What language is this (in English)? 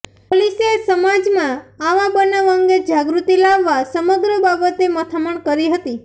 Gujarati